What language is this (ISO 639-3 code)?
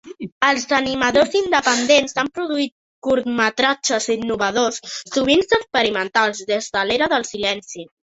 cat